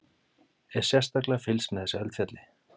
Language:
Icelandic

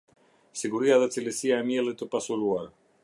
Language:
Albanian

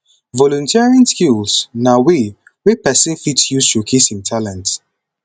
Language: Nigerian Pidgin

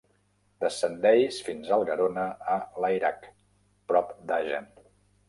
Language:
Catalan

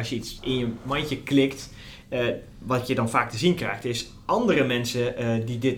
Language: Dutch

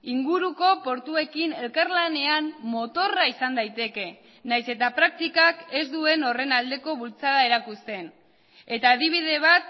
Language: Basque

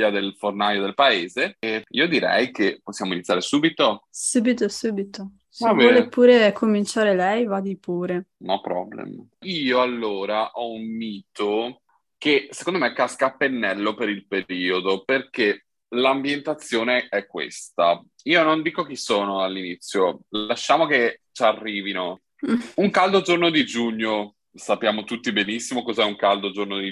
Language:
Italian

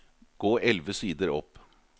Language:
Norwegian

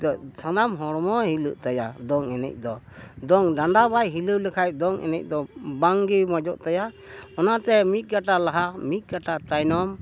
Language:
Santali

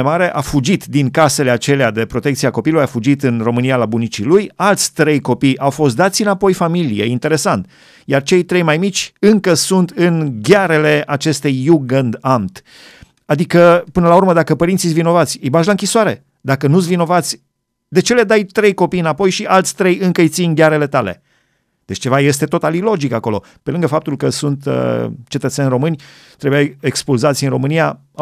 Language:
Romanian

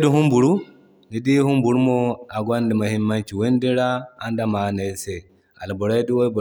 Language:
Zarma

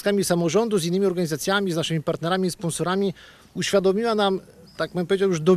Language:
Polish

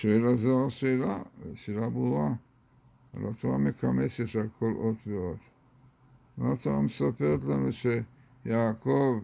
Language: Hebrew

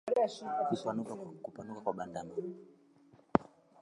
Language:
Swahili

